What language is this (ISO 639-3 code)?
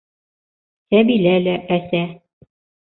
bak